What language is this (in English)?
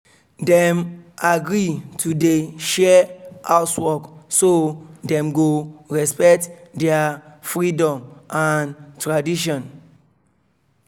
Nigerian Pidgin